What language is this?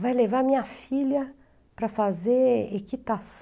Portuguese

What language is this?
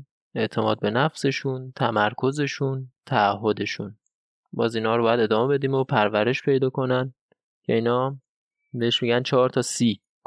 Persian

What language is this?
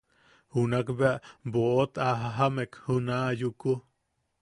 Yaqui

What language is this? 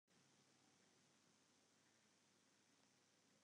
Western Frisian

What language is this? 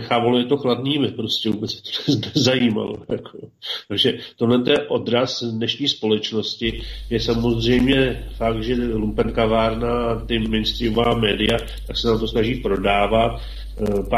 Czech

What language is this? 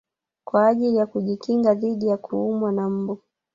Swahili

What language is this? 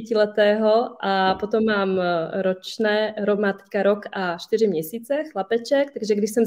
Czech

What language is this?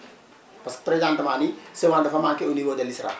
Wolof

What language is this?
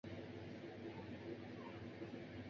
Chinese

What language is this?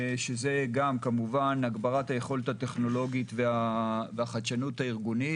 Hebrew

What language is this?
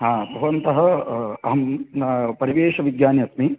Sanskrit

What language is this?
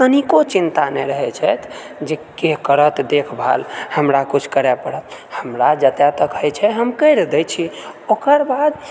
Maithili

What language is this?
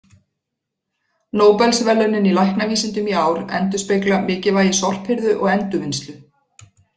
Icelandic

